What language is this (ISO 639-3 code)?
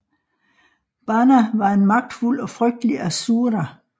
dan